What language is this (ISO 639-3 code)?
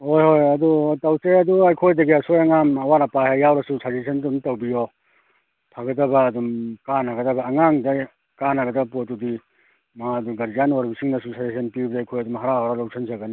mni